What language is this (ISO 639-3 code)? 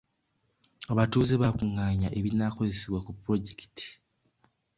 lug